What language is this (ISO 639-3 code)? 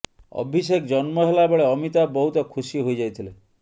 ori